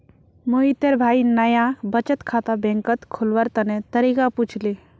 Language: Magahi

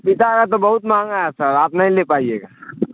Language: Urdu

